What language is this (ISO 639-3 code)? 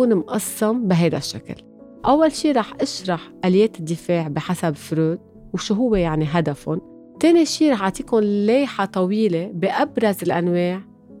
ara